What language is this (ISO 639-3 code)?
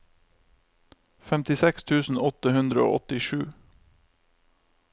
nor